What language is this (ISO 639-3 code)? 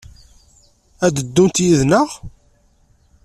kab